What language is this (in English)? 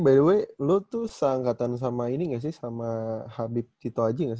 Indonesian